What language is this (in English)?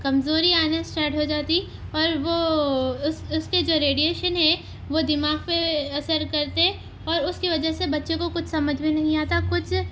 Urdu